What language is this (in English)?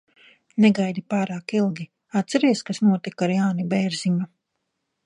Latvian